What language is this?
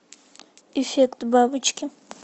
Russian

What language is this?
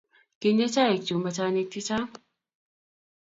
Kalenjin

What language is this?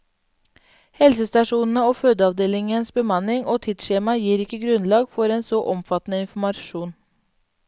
Norwegian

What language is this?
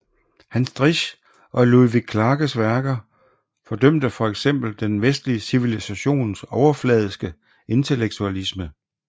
Danish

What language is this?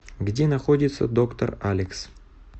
Russian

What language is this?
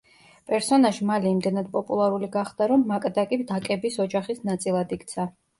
Georgian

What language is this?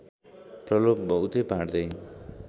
Nepali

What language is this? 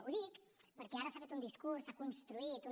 Catalan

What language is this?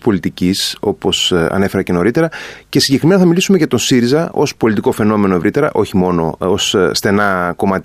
Greek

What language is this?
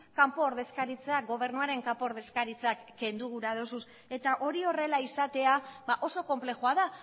Basque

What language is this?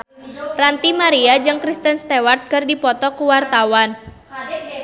Sundanese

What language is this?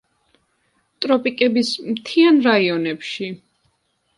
Georgian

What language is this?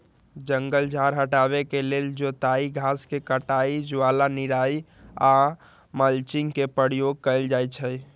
Magahi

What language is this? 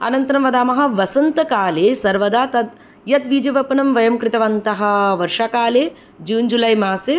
Sanskrit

